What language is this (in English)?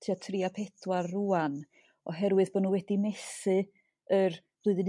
Welsh